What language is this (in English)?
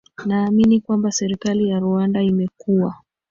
Swahili